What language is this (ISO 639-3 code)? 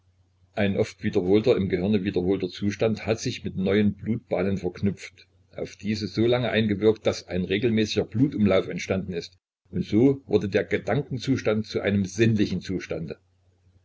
deu